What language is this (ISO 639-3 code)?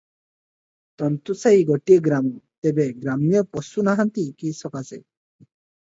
ori